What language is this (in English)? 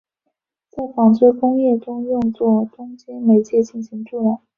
Chinese